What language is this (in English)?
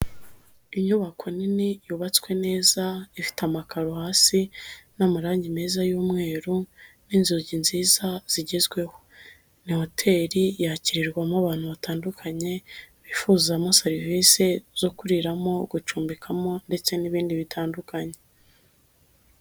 Kinyarwanda